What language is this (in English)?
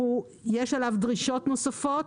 Hebrew